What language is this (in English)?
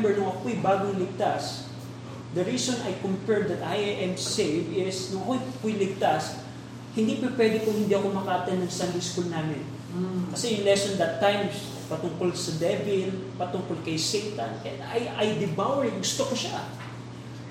Filipino